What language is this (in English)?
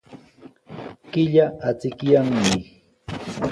Sihuas Ancash Quechua